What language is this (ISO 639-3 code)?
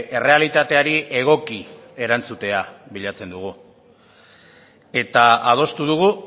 eus